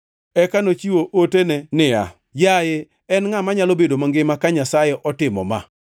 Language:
Luo (Kenya and Tanzania)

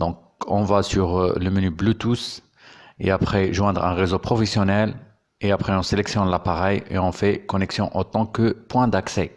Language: French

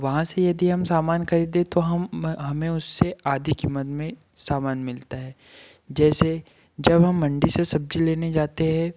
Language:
Hindi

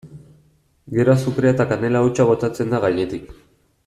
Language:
Basque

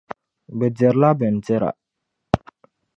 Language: Dagbani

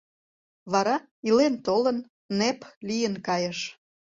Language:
Mari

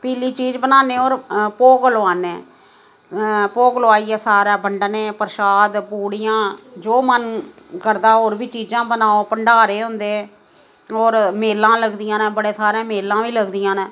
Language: Dogri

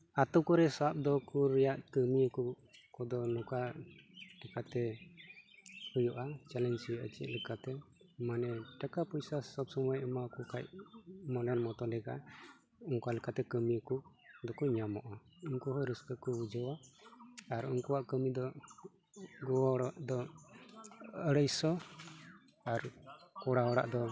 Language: Santali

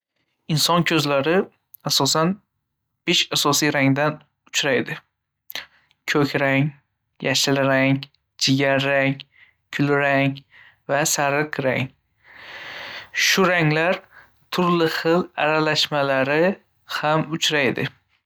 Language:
Uzbek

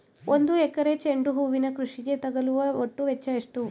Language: Kannada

